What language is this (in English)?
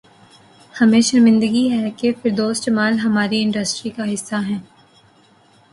Urdu